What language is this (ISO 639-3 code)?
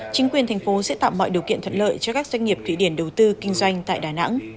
vie